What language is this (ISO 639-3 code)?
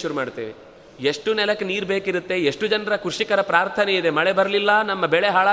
kan